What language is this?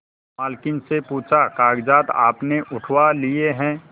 Hindi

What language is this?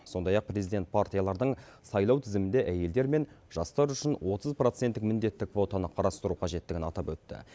Kazakh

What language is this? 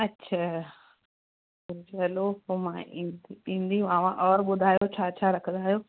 Sindhi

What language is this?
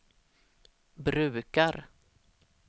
Swedish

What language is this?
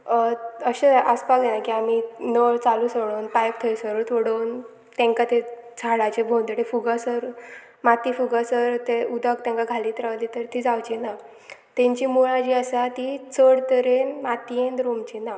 Konkani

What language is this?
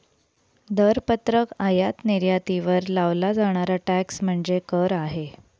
Marathi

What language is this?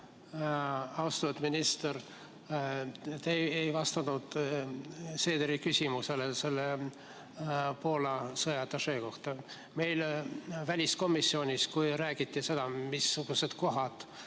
Estonian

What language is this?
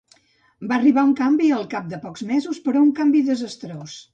Catalan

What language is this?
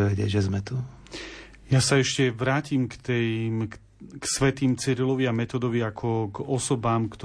Slovak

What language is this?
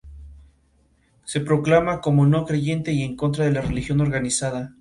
Spanish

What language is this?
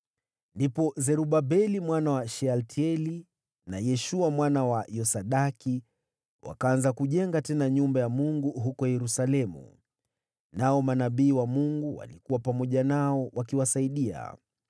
Swahili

